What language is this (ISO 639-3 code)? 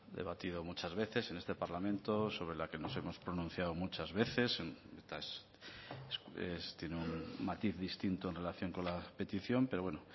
spa